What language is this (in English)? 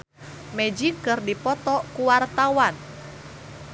Sundanese